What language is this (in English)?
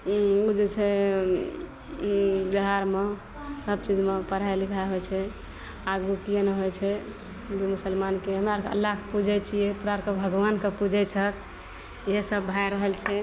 Maithili